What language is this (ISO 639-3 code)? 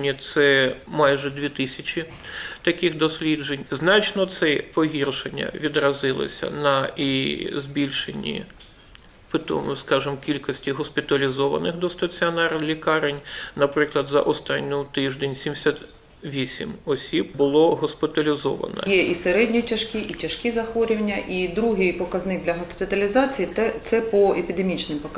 ukr